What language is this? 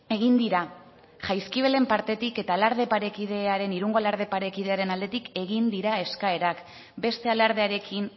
Basque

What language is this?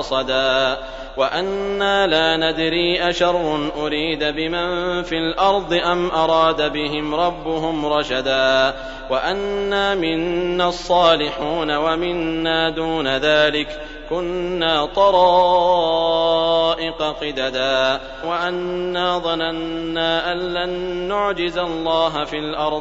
Arabic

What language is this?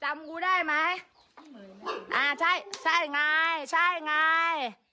Thai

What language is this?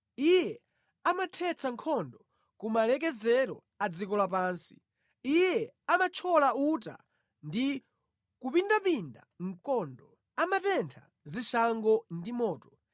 Nyanja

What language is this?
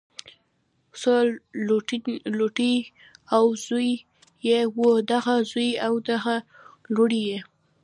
Pashto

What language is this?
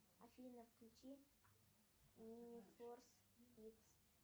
Russian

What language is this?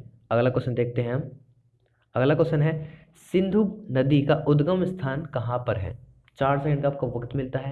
Hindi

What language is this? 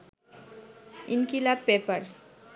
Bangla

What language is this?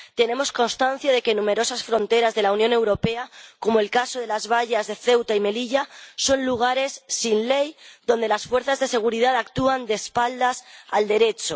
Spanish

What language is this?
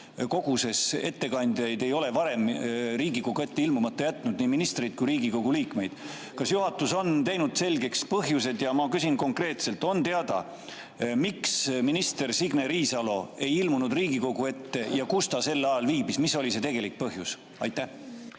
Estonian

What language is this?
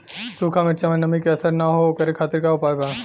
Bhojpuri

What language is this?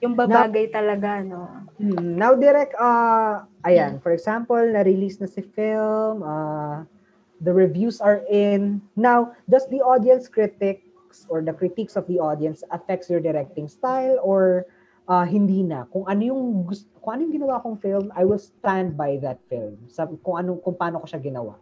Filipino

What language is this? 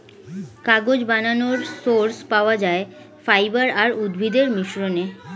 Bangla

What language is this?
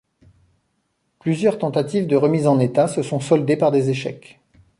French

